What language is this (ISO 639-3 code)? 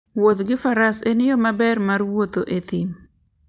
luo